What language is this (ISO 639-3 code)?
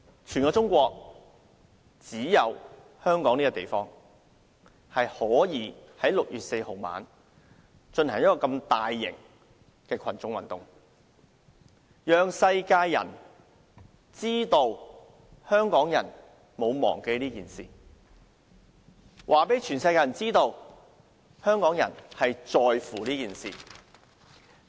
yue